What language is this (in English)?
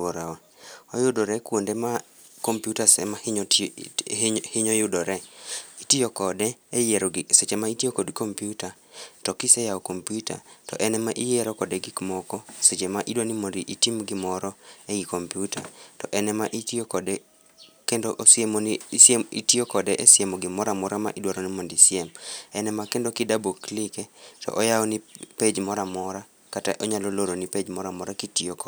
Luo (Kenya and Tanzania)